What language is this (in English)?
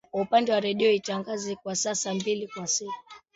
Swahili